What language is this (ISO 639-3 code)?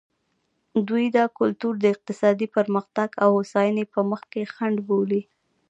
pus